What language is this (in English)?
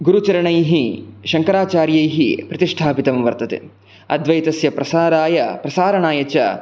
Sanskrit